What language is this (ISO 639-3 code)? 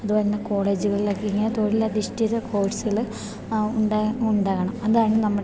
mal